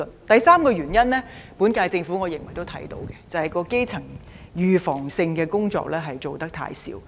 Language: Cantonese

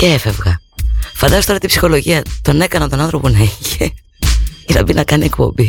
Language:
Greek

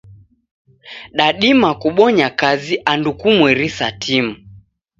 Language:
Taita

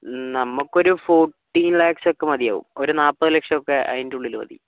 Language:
Malayalam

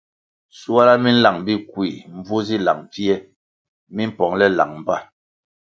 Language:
Kwasio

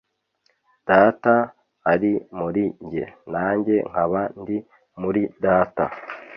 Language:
Kinyarwanda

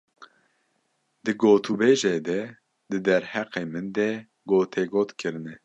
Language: Kurdish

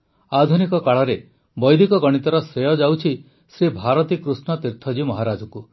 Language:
Odia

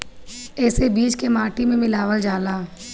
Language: Bhojpuri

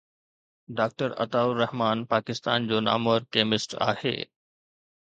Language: Sindhi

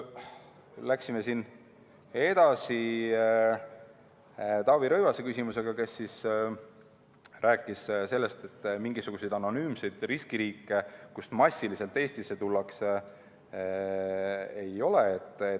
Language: Estonian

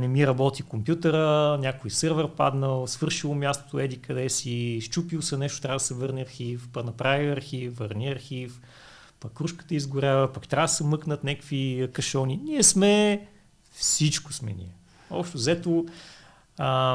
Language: Bulgarian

